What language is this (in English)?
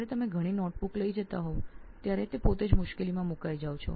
Gujarati